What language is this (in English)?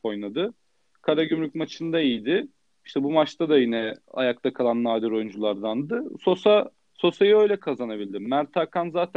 Turkish